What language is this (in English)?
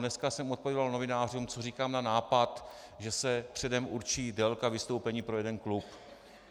Czech